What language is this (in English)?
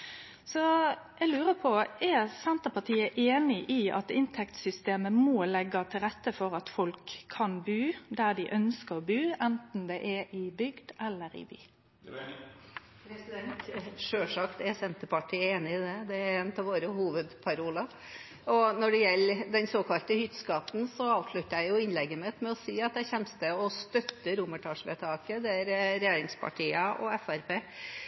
Norwegian